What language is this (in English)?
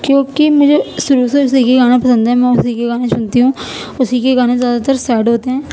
Urdu